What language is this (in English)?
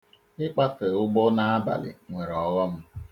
Igbo